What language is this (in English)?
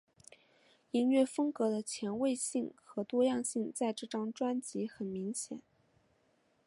Chinese